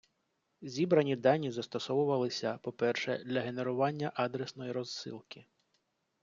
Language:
Ukrainian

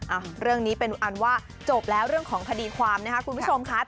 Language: Thai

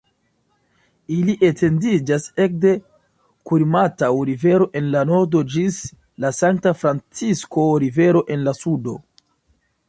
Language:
Esperanto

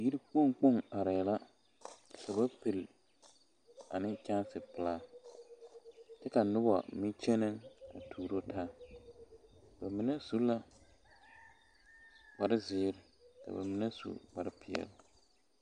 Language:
Southern Dagaare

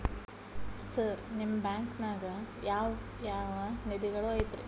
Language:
Kannada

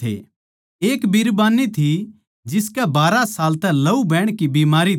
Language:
Haryanvi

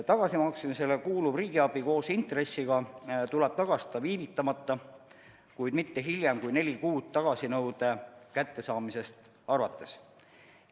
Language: Estonian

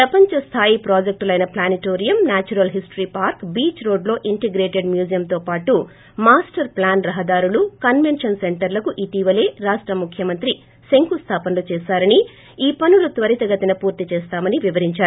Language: Telugu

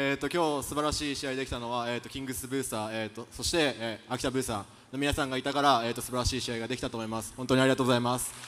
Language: Japanese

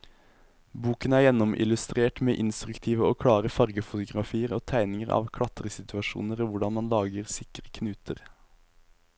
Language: Norwegian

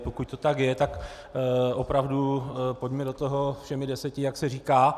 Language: Czech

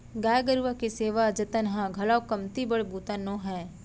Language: Chhattisgarhi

